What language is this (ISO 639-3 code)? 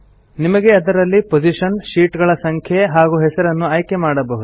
kan